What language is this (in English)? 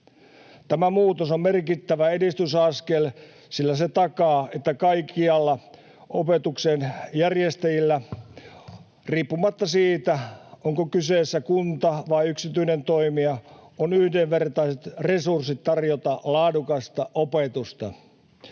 Finnish